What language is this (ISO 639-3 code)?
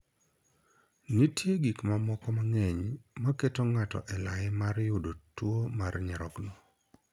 luo